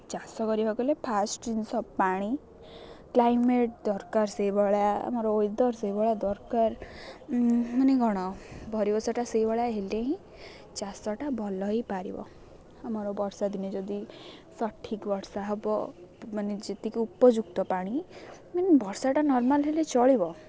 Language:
Odia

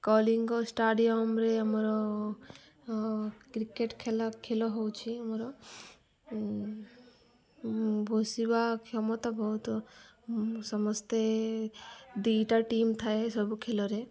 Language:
Odia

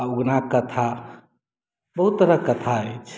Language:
Maithili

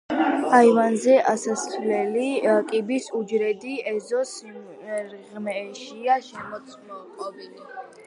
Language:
Georgian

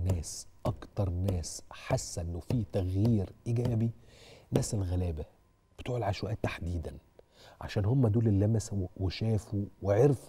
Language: Arabic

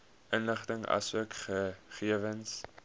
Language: Afrikaans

